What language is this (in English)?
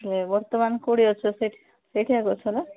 Odia